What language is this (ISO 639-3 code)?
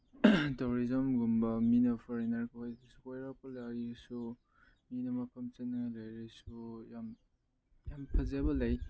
mni